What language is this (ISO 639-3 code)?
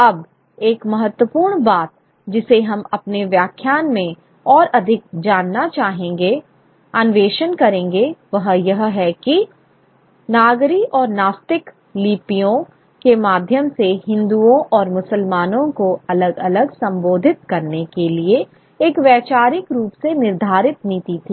hin